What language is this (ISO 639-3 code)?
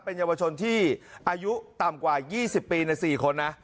tha